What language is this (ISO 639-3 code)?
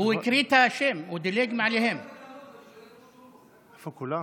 heb